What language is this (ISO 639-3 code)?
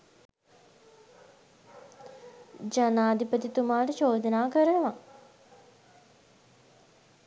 sin